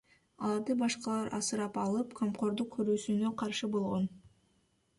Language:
Kyrgyz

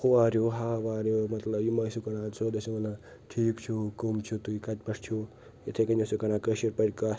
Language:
Kashmiri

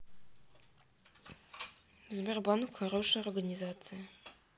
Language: Russian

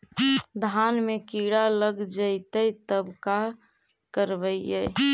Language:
Magahi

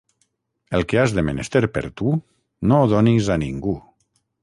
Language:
Catalan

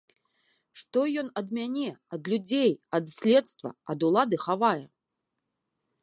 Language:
Belarusian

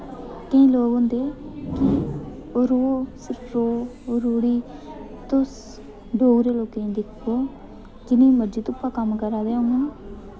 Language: Dogri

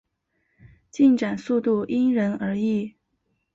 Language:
Chinese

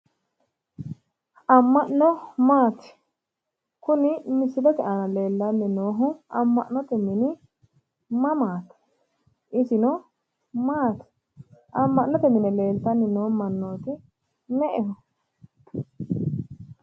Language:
Sidamo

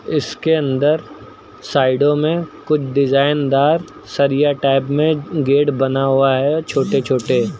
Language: Hindi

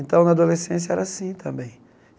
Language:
Portuguese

